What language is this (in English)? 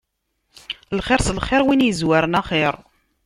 Kabyle